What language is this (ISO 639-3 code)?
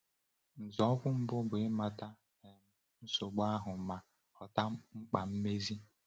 ibo